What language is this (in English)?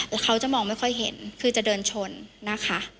Thai